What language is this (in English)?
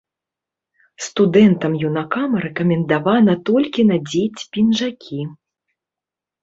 Belarusian